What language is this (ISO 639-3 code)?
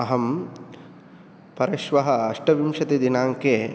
san